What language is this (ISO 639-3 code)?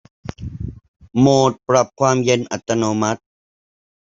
tha